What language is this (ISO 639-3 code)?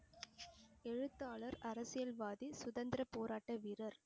tam